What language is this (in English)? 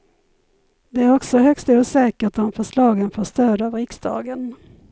Swedish